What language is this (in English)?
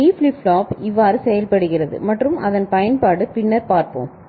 Tamil